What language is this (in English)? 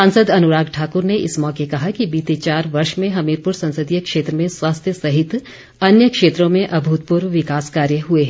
Hindi